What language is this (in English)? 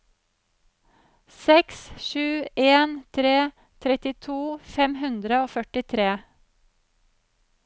Norwegian